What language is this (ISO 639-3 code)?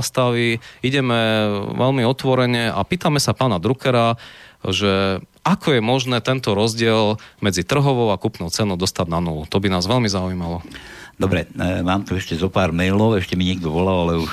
slk